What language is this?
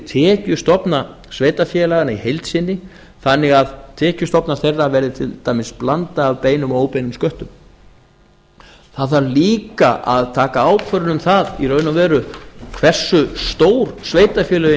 Icelandic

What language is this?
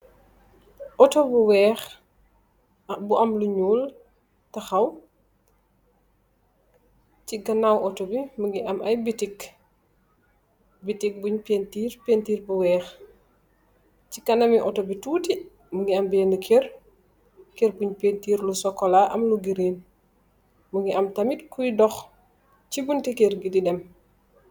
Wolof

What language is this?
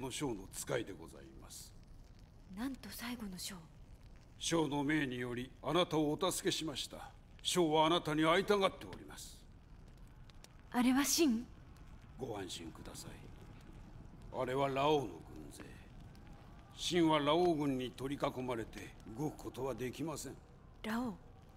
Japanese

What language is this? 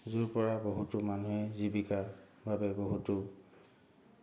Assamese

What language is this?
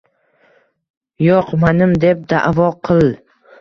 Uzbek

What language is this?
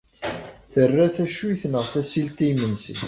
Kabyle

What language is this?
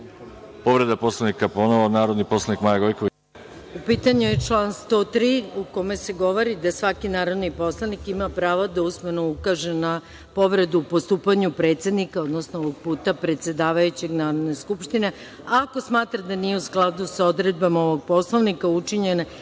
Serbian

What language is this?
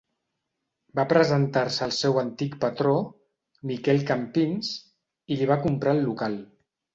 Catalan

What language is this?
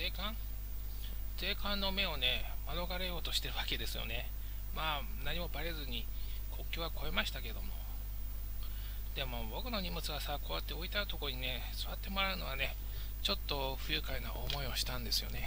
Japanese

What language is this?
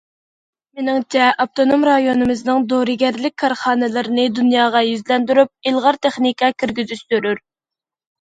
Uyghur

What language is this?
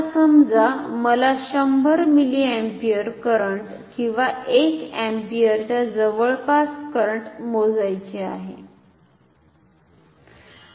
Marathi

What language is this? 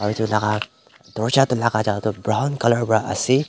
Naga Pidgin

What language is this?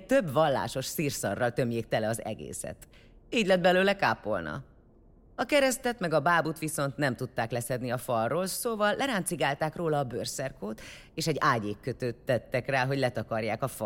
Hungarian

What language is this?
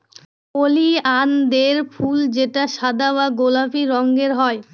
Bangla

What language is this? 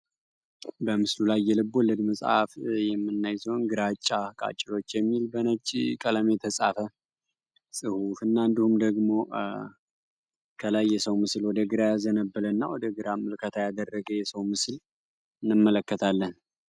Amharic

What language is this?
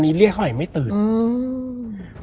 Thai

